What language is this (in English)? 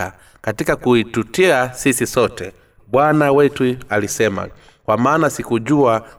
Swahili